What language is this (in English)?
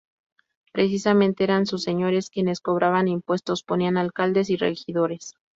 Spanish